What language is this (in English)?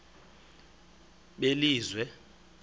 Xhosa